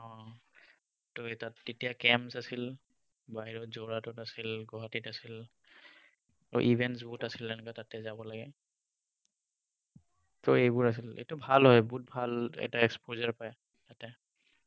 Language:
Assamese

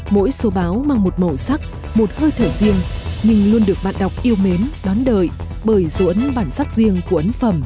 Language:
Vietnamese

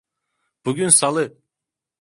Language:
Turkish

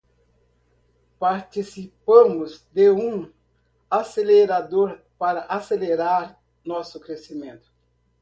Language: Portuguese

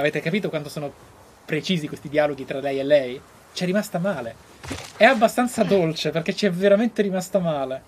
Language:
Italian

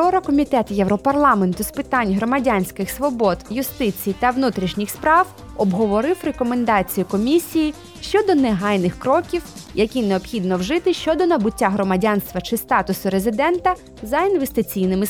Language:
Ukrainian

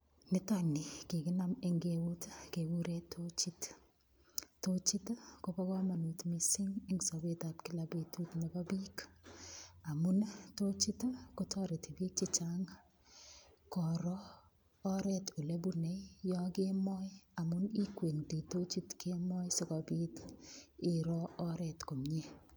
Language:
Kalenjin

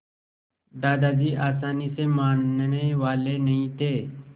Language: Hindi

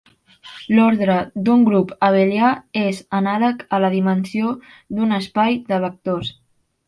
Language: Catalan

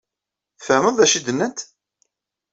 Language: Kabyle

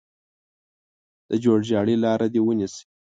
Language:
Pashto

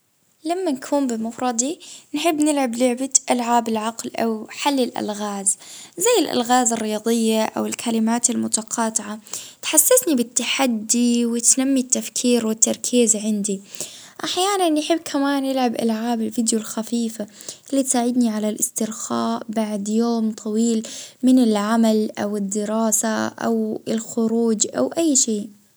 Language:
Libyan Arabic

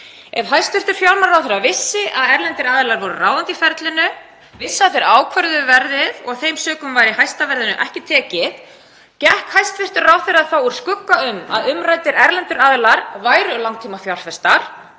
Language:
Icelandic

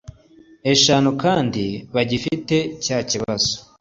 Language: Kinyarwanda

